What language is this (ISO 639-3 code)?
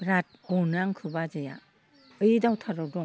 brx